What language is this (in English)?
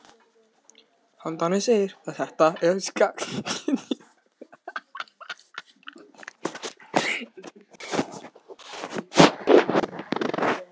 Icelandic